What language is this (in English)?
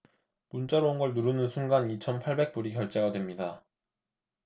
Korean